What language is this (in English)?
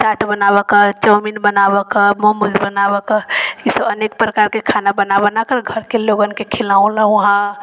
Maithili